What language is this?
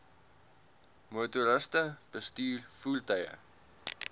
Afrikaans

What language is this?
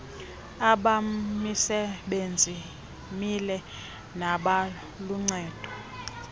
Xhosa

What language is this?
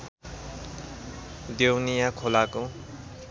Nepali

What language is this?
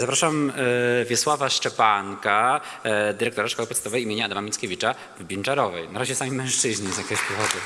Polish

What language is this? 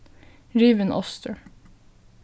Faroese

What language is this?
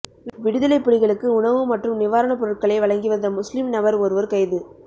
Tamil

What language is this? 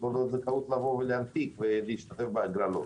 Hebrew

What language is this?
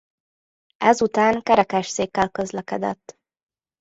Hungarian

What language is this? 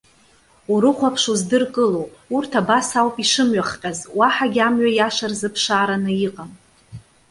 Abkhazian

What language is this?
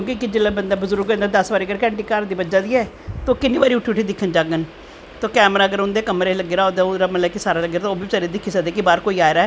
Dogri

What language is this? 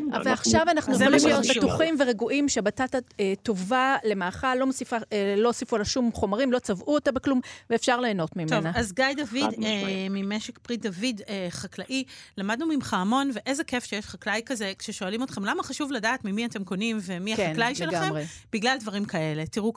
Hebrew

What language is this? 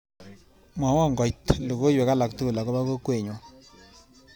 Kalenjin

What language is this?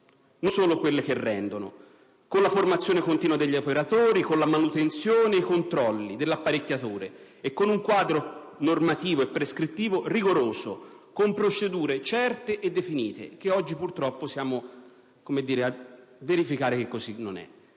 Italian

